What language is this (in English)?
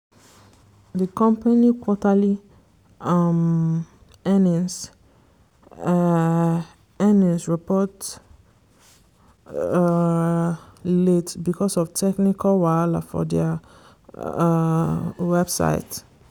Nigerian Pidgin